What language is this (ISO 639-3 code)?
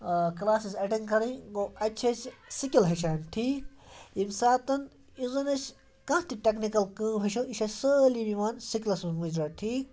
kas